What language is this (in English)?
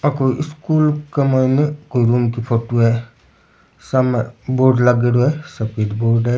Rajasthani